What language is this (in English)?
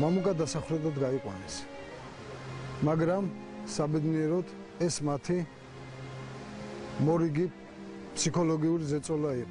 Romanian